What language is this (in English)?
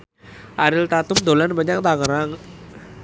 Javanese